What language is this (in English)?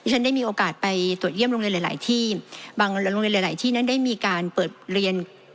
Thai